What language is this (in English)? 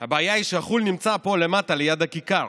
Hebrew